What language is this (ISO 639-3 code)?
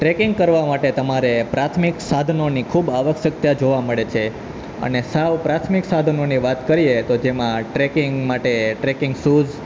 guj